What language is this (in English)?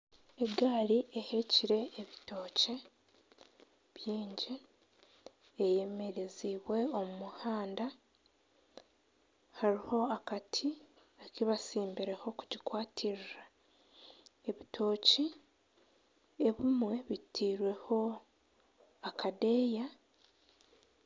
Nyankole